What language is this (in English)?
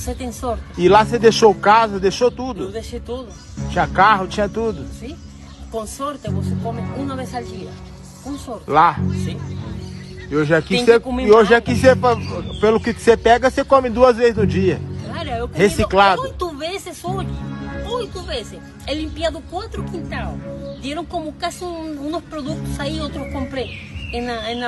Portuguese